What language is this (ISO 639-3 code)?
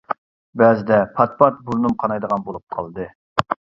uig